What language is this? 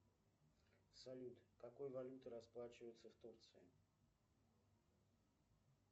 Russian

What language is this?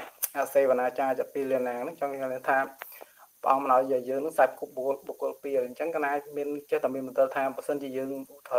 Vietnamese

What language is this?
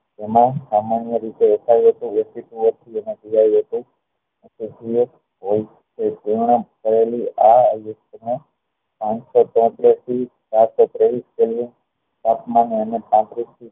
Gujarati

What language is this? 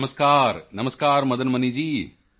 Punjabi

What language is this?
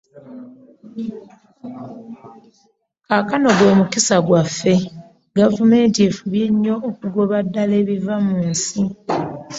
Ganda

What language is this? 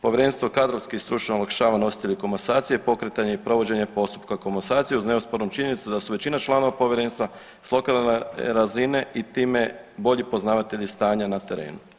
Croatian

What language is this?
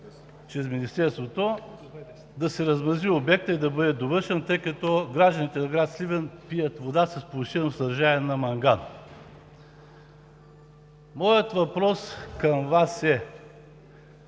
Bulgarian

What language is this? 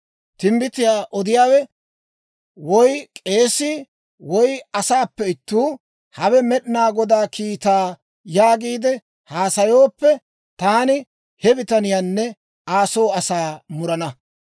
Dawro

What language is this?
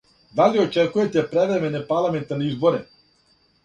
Serbian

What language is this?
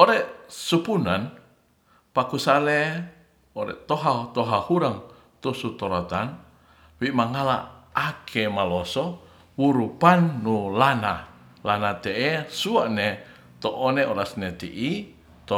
Ratahan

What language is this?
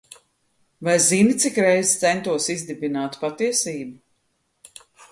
Latvian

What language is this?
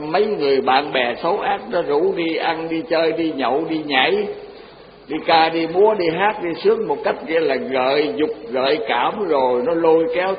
Vietnamese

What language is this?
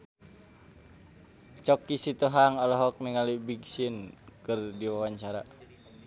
Sundanese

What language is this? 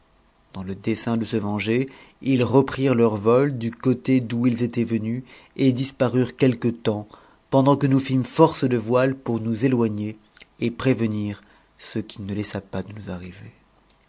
French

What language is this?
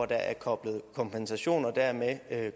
Danish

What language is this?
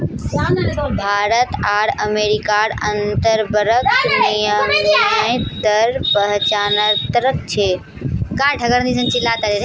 Magahi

